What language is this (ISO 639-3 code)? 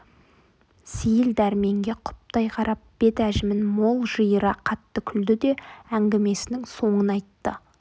kaz